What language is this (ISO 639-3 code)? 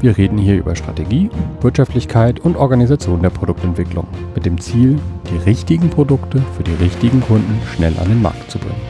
deu